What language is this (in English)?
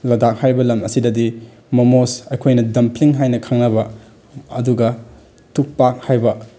Manipuri